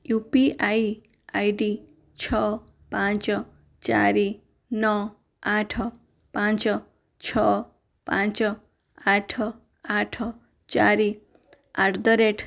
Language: Odia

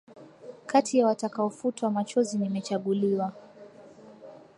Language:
Swahili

